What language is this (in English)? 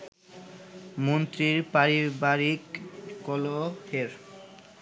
Bangla